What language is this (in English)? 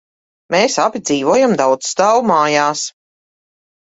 Latvian